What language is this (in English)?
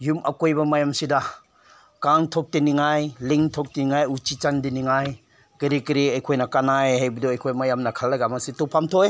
Manipuri